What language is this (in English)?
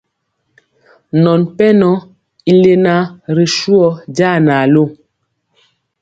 Mpiemo